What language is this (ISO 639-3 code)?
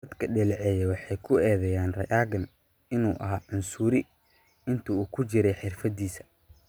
som